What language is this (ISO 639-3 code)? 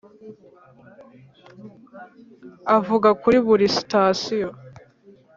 kin